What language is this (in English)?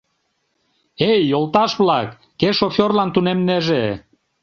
Mari